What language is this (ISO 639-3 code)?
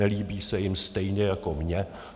ces